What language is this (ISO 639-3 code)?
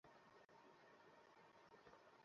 ben